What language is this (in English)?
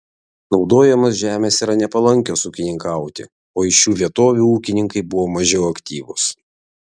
Lithuanian